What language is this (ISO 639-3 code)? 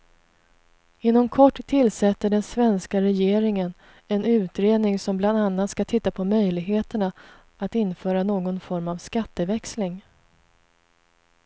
swe